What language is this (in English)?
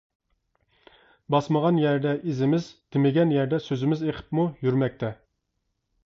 Uyghur